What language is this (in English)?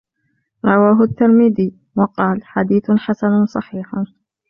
Arabic